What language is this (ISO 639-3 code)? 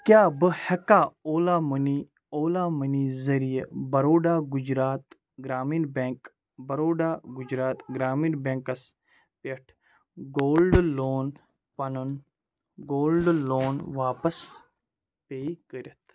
kas